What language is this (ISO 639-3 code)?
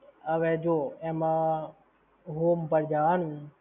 guj